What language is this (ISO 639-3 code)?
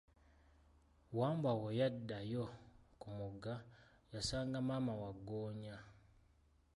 lug